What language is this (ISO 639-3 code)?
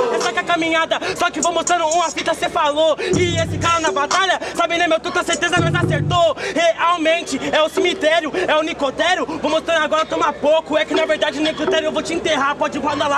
por